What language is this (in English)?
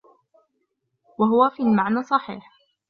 Arabic